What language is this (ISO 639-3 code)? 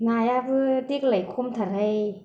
brx